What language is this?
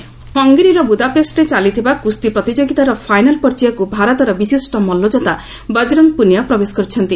Odia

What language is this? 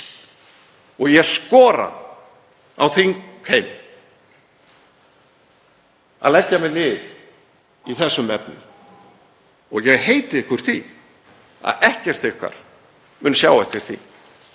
Icelandic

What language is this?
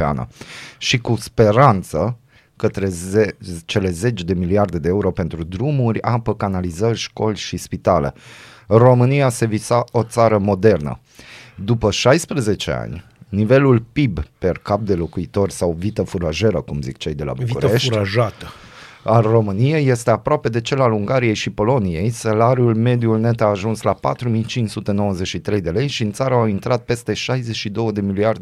Romanian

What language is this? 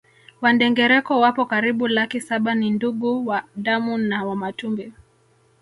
Swahili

